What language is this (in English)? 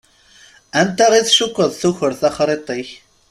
Kabyle